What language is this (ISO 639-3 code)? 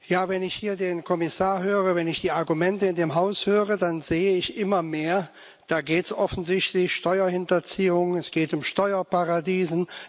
deu